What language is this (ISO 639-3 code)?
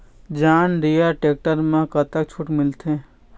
hne